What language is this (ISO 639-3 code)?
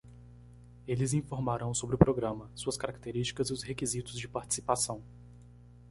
por